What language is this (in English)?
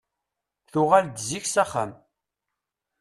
Kabyle